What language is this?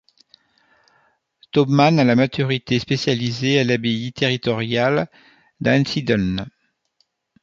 French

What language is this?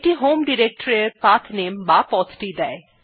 Bangla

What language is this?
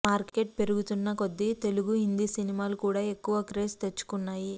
Telugu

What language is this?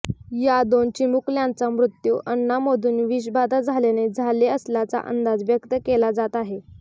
Marathi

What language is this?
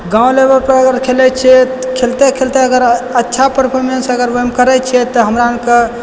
Maithili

